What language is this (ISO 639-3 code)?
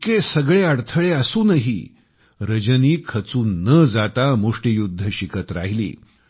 mar